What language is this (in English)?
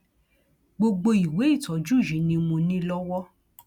Yoruba